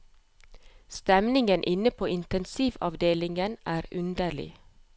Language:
Norwegian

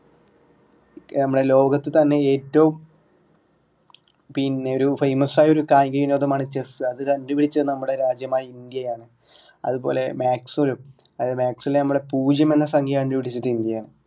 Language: Malayalam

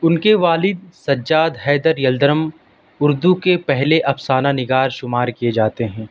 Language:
Urdu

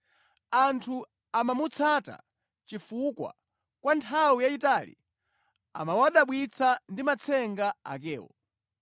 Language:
Nyanja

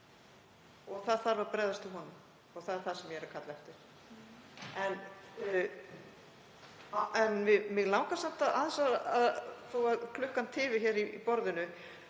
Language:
Icelandic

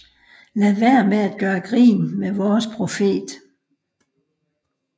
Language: Danish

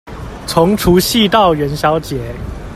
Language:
Chinese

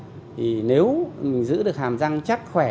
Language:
Vietnamese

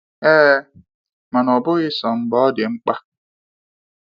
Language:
Igbo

